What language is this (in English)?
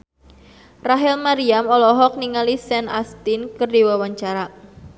Sundanese